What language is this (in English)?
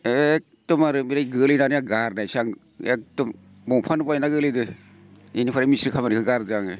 Bodo